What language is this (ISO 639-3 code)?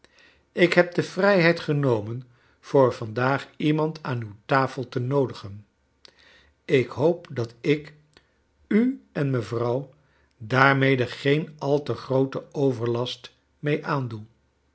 nld